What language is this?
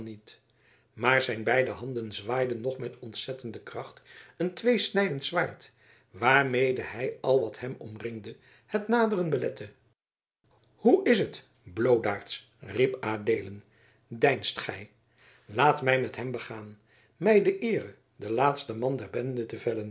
Dutch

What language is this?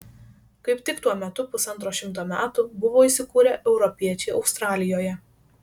Lithuanian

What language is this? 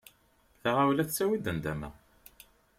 Kabyle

